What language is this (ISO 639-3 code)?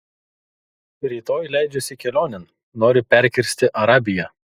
lit